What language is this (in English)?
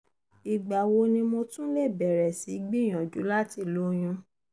Yoruba